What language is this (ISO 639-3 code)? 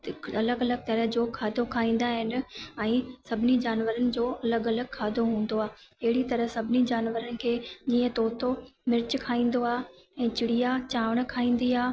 snd